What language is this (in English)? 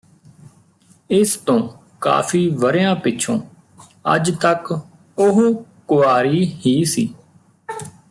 Punjabi